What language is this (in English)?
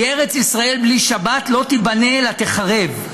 Hebrew